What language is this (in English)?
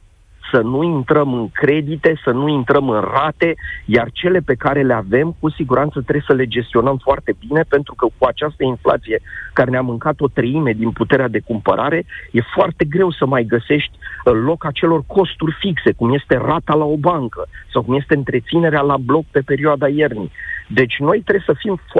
Romanian